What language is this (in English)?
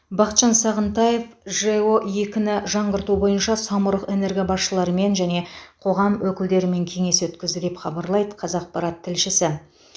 Kazakh